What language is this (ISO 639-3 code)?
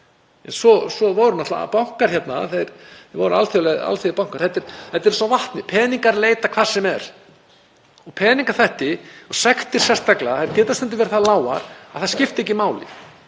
isl